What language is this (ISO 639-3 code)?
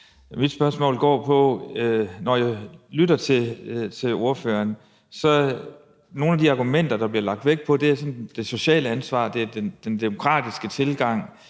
dan